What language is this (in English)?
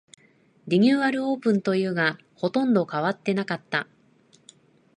Japanese